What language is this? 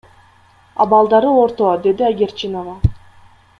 Kyrgyz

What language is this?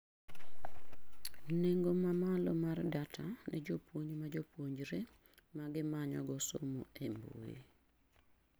Luo (Kenya and Tanzania)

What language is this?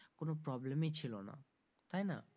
Bangla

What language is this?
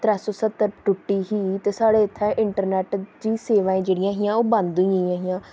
Dogri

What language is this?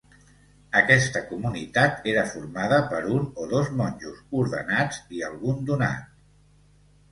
Catalan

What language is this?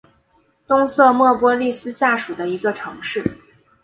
Chinese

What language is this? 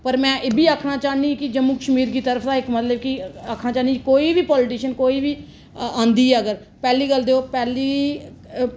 Dogri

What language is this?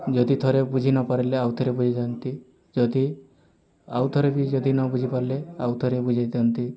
Odia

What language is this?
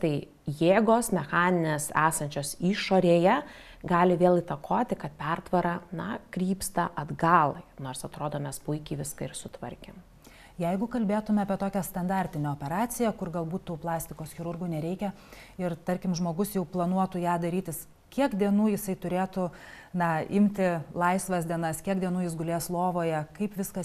Lithuanian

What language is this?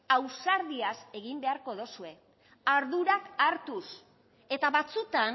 Basque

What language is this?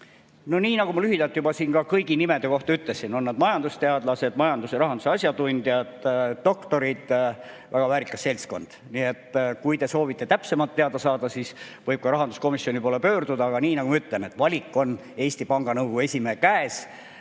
Estonian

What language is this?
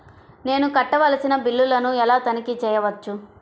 Telugu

